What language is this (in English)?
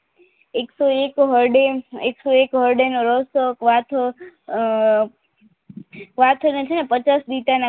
Gujarati